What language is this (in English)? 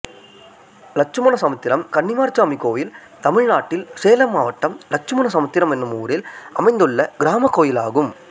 Tamil